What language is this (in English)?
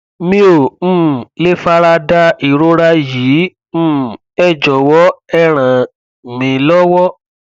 Yoruba